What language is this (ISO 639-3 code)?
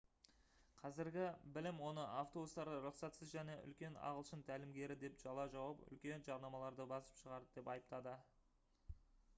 kaz